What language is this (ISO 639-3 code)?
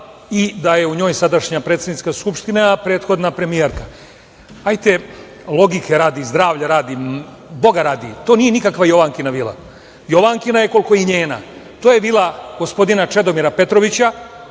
srp